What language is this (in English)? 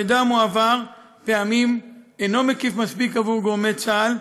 Hebrew